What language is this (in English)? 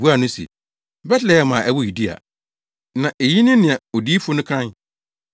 Akan